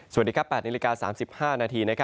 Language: Thai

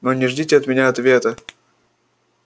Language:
Russian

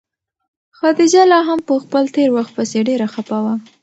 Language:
Pashto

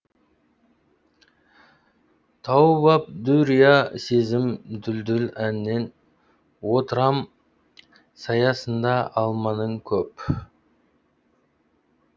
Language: Kazakh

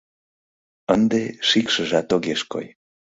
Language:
Mari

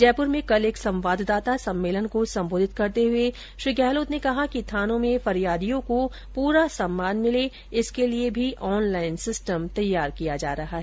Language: Hindi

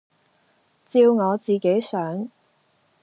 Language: Cantonese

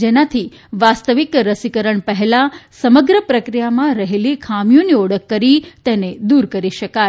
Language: Gujarati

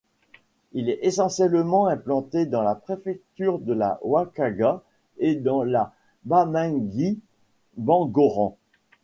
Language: French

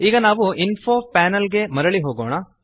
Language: Kannada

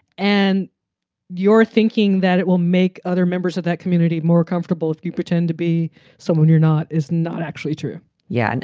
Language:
English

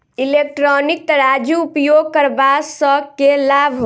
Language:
Maithili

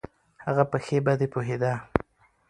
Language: Pashto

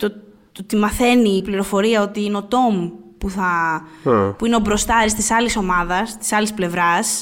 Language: Greek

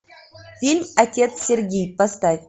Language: Russian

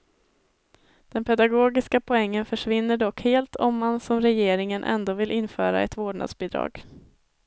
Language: Swedish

